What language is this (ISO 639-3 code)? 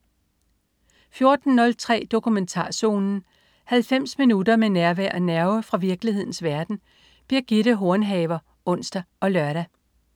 dan